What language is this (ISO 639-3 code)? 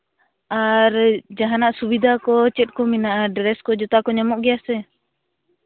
sat